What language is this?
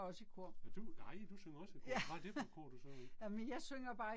Danish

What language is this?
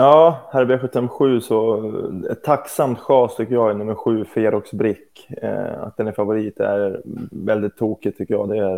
Swedish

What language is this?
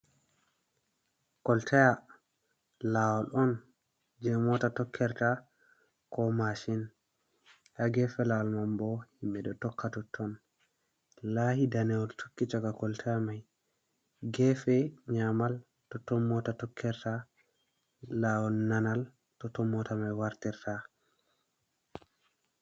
Fula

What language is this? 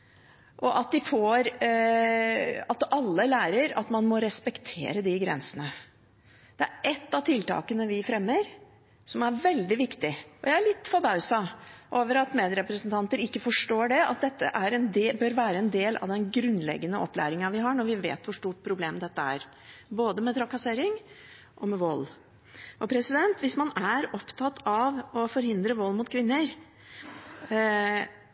Norwegian Bokmål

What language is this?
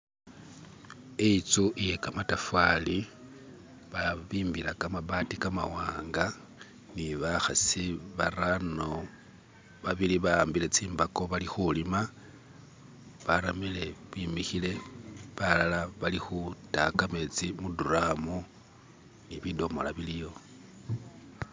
Masaaba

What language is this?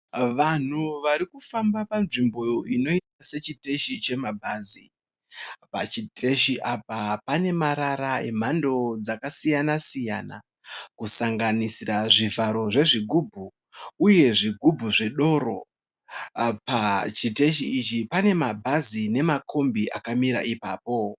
Shona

